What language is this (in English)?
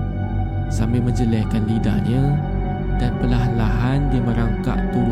Malay